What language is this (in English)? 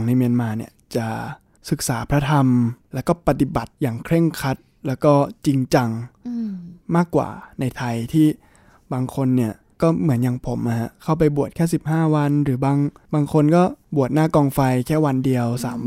Thai